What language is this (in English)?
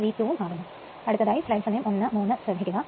Malayalam